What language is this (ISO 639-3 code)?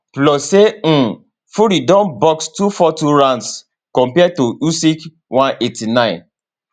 pcm